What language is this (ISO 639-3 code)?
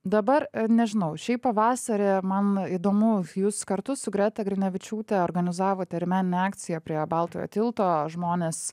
lit